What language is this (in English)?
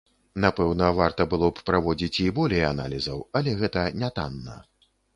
Belarusian